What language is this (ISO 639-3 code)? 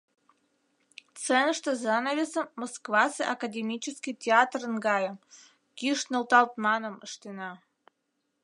chm